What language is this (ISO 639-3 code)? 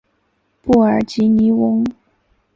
zho